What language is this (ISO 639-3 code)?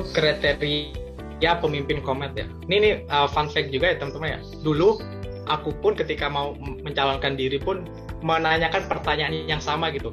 ind